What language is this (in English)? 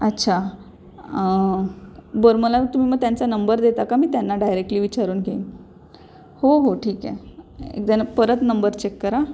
Marathi